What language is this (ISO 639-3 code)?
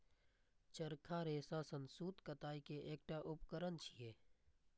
mai